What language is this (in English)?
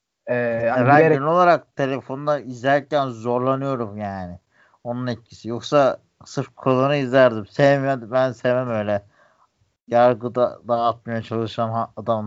Turkish